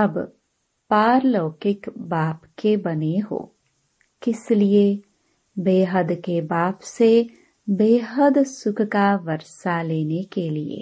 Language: Hindi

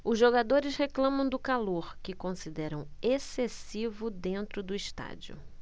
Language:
Portuguese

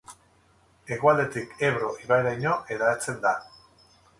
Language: Basque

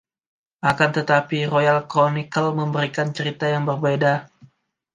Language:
Indonesian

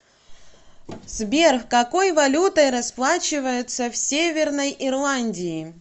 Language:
Russian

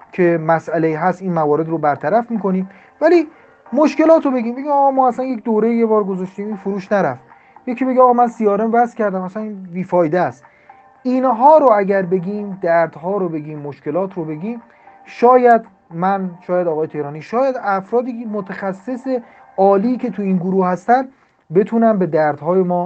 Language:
Persian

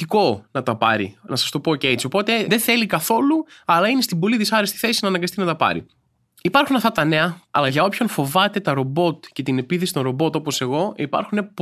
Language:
Greek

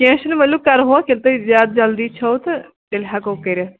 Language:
Kashmiri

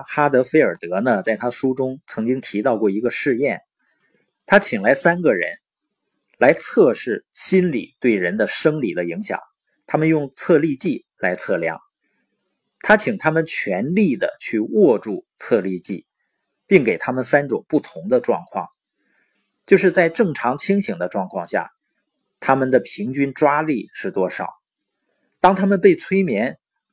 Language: Chinese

